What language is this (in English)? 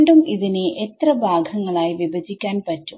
Malayalam